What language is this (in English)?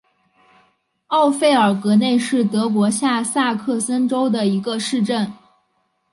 Chinese